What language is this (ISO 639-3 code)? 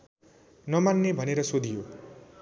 nep